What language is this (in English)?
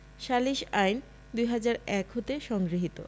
Bangla